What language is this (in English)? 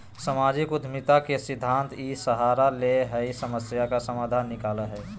Magahi